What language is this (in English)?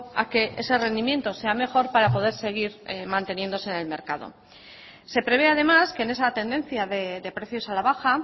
Spanish